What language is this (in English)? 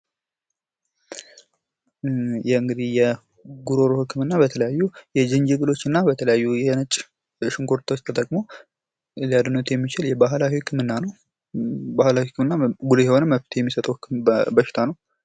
Amharic